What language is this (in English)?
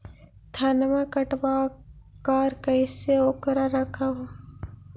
Magahi